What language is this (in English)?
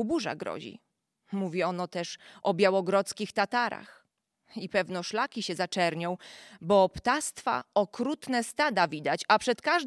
Polish